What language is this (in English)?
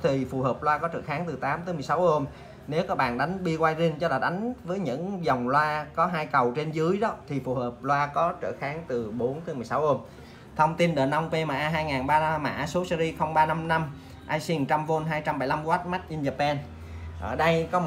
Vietnamese